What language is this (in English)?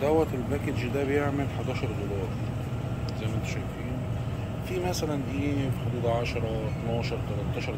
Arabic